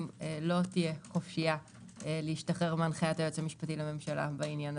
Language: Hebrew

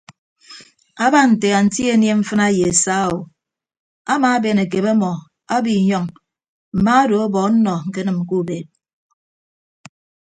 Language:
Ibibio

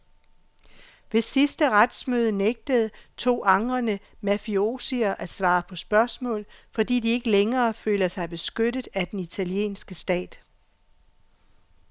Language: Danish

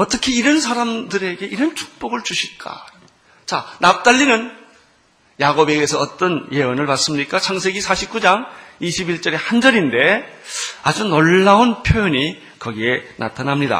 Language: Korean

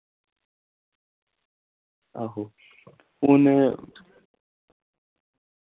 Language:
Dogri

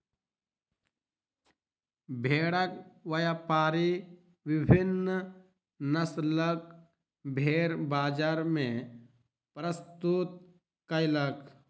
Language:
Maithili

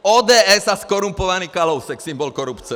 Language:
Czech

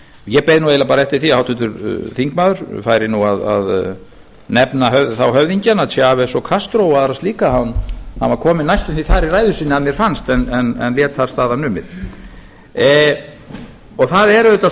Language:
Icelandic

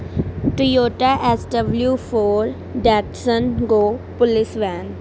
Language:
Punjabi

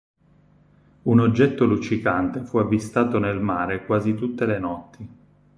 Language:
Italian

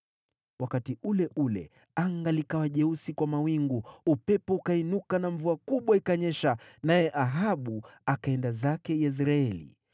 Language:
Swahili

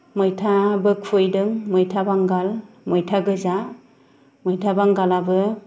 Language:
Bodo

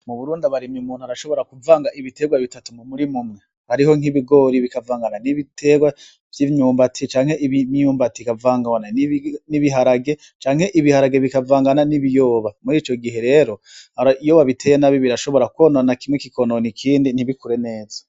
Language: Rundi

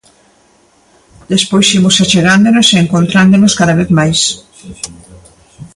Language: Galician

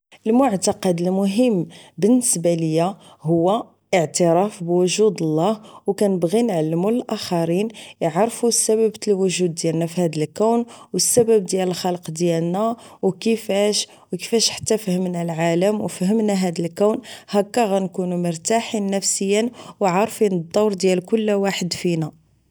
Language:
Moroccan Arabic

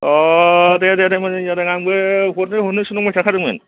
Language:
Bodo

